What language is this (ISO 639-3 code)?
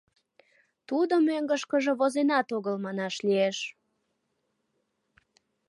chm